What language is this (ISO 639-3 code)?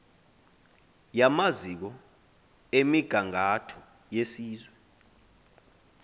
xho